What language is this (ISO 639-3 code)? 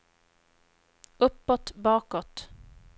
swe